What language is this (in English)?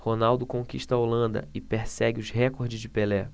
Portuguese